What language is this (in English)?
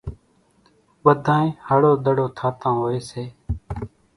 Kachi Koli